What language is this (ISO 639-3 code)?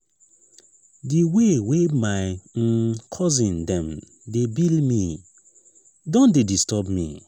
pcm